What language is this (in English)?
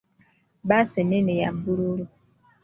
Ganda